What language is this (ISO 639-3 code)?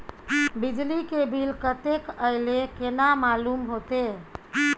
mai